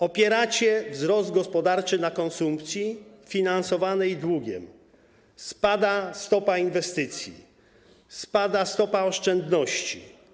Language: Polish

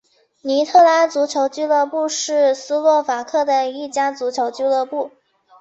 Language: Chinese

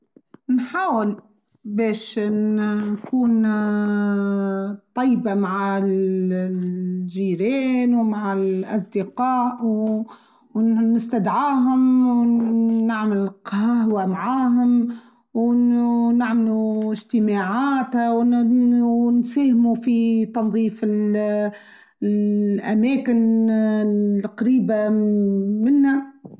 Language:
Tunisian Arabic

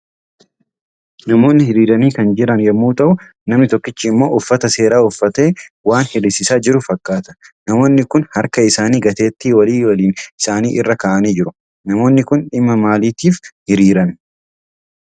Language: Oromo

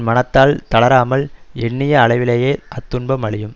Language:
Tamil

